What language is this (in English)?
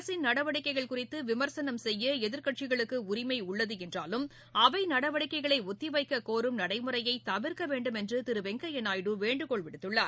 Tamil